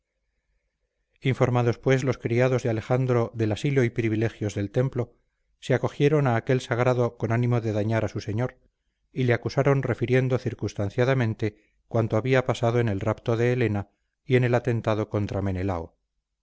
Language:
Spanish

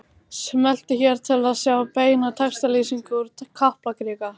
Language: Icelandic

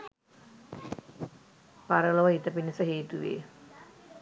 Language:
Sinhala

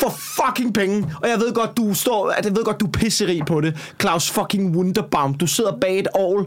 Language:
Danish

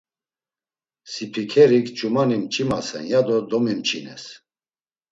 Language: Laz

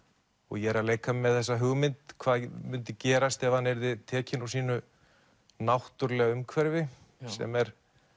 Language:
Icelandic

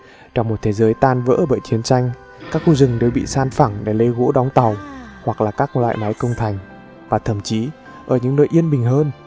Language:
Vietnamese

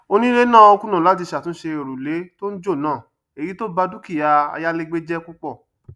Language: Yoruba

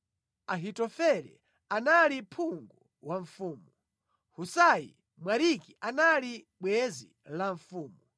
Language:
Nyanja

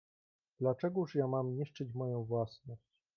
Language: Polish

